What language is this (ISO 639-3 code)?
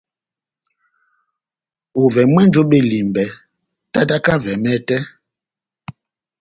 bnm